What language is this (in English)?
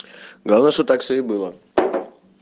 Russian